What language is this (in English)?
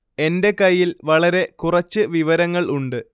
Malayalam